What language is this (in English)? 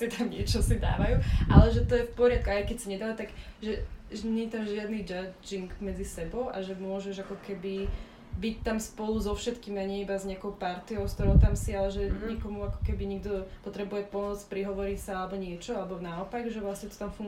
Slovak